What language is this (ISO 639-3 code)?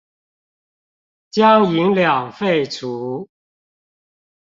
zho